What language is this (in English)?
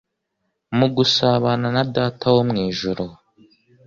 Kinyarwanda